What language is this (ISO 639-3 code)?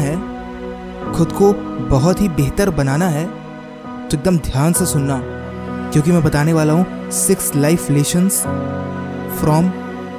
hin